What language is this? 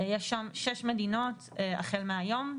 Hebrew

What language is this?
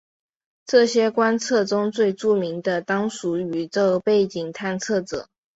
Chinese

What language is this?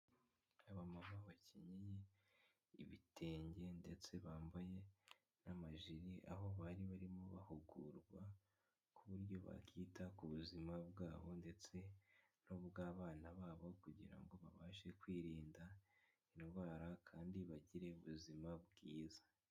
Kinyarwanda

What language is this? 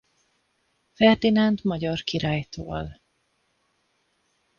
Hungarian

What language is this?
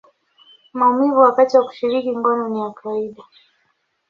Swahili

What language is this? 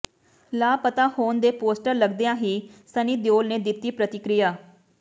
Punjabi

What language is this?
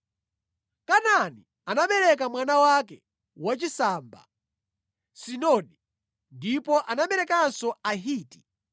Nyanja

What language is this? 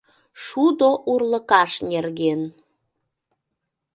Mari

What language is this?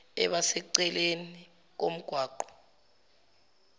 Zulu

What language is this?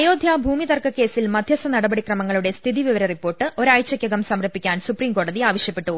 Malayalam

